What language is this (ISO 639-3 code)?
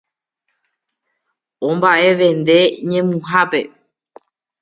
grn